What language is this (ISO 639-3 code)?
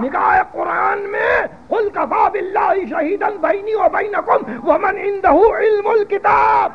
hin